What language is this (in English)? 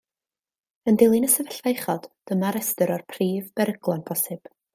Welsh